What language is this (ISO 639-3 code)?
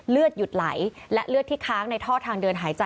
tha